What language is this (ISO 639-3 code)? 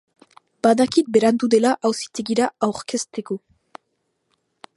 eus